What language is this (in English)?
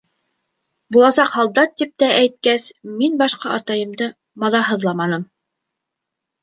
Bashkir